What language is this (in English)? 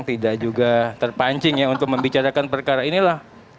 Indonesian